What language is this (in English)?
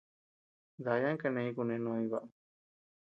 Tepeuxila Cuicatec